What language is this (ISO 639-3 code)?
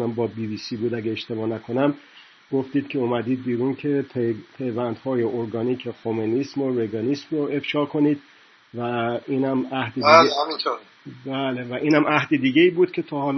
fas